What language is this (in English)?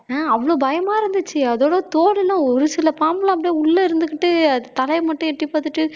Tamil